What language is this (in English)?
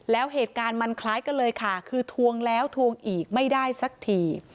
Thai